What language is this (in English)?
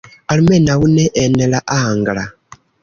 Esperanto